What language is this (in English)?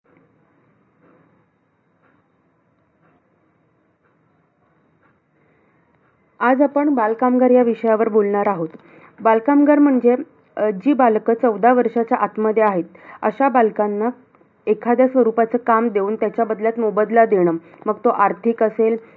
Marathi